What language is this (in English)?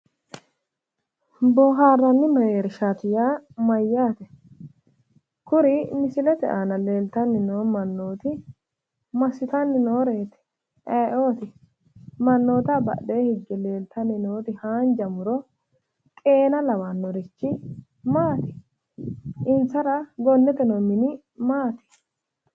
Sidamo